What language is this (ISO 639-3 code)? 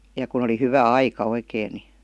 fin